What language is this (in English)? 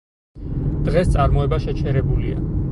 Georgian